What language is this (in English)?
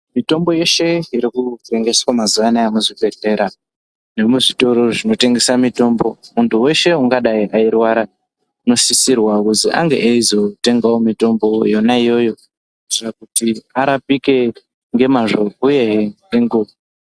Ndau